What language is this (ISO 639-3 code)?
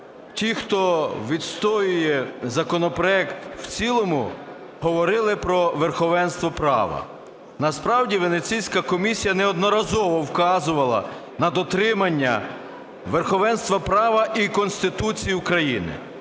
ukr